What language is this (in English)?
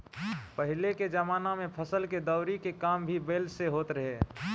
Bhojpuri